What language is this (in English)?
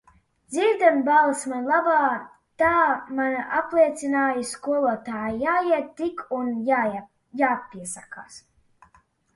Latvian